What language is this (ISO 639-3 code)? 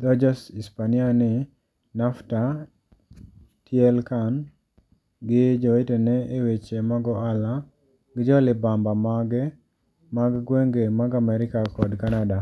luo